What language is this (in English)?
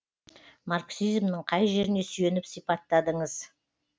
Kazakh